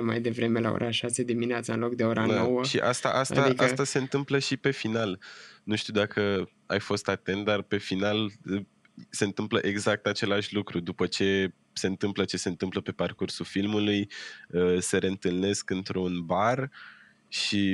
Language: Romanian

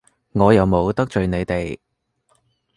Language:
Cantonese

